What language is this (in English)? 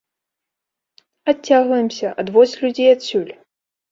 Belarusian